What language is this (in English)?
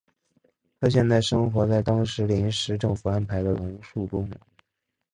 Chinese